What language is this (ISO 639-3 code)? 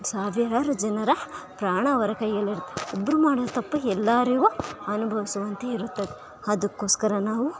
kan